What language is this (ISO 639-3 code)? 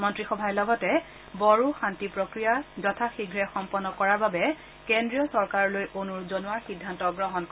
asm